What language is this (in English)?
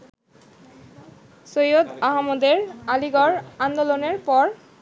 Bangla